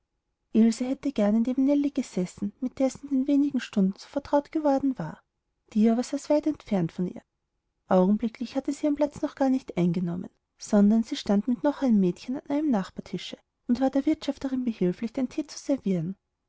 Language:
German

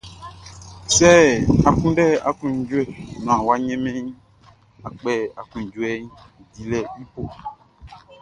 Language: Baoulé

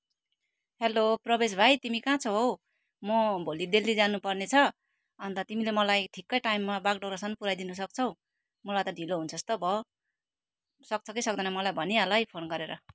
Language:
Nepali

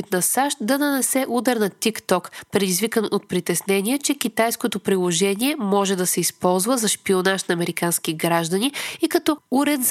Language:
Bulgarian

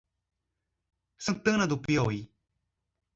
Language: Portuguese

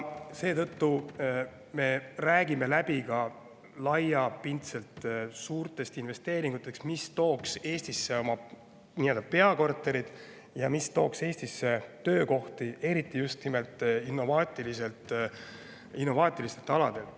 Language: Estonian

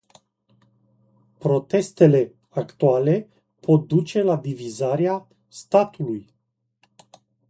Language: Romanian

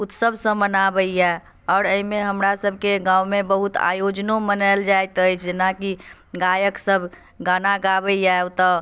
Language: Maithili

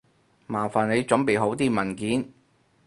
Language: Cantonese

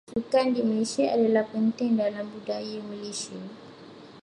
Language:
Malay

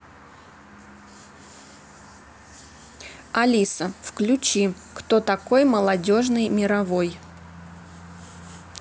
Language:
Russian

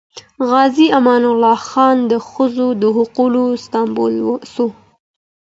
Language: Pashto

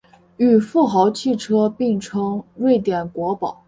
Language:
Chinese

